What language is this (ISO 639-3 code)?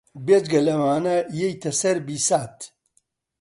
ckb